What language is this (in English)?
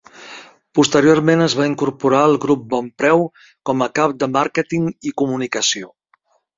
Catalan